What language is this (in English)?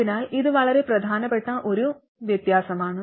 Malayalam